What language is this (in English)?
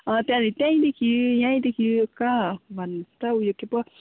Nepali